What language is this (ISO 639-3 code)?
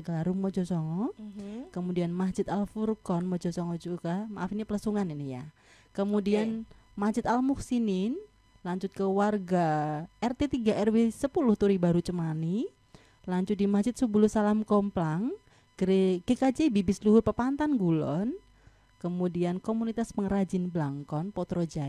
ind